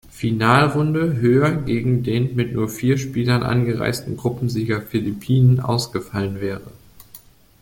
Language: German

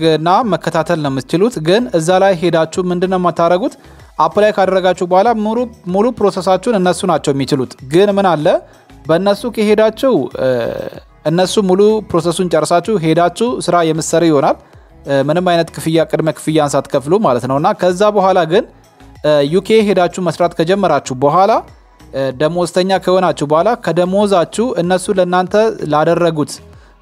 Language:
Arabic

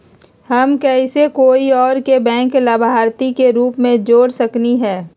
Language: Magahi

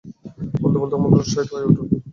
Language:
Bangla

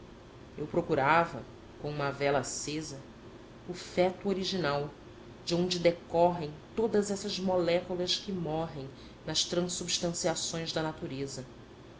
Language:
Portuguese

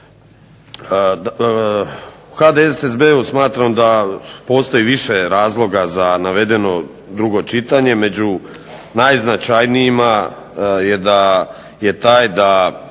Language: Croatian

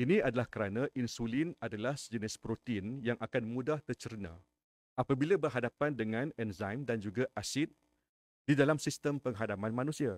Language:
Malay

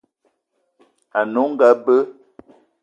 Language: Eton (Cameroon)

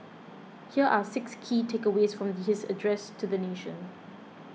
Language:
English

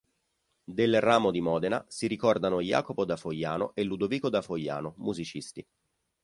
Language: Italian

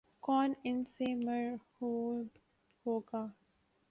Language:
Urdu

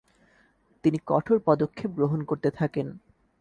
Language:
Bangla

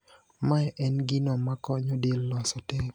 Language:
Luo (Kenya and Tanzania)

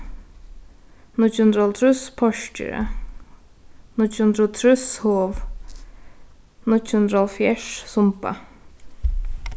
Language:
Faroese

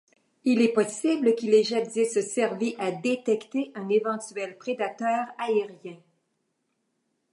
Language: French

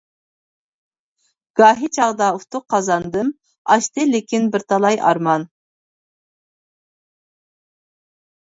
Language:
Uyghur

